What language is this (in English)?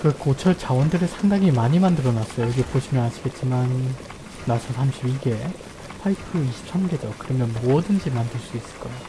Korean